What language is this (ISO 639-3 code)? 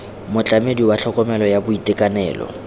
tsn